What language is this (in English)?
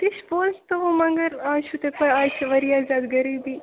Kashmiri